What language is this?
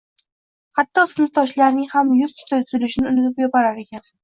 Uzbek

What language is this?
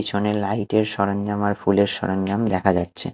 Bangla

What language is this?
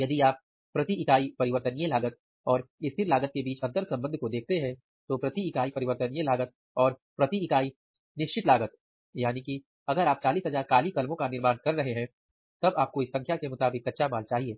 Hindi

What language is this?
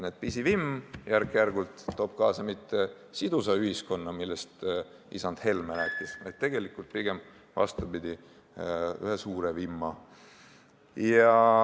Estonian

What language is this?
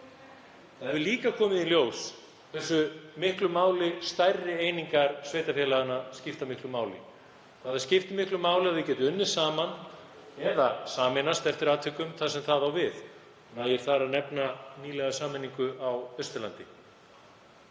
Icelandic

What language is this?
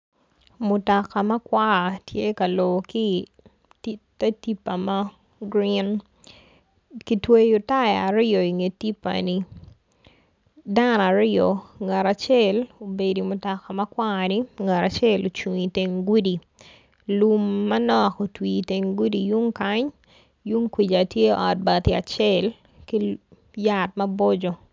Acoli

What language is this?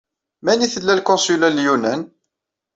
Kabyle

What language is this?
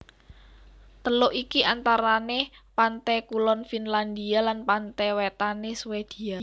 Javanese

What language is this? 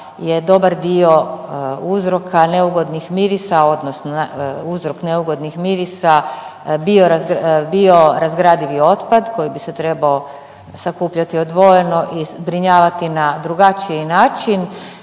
Croatian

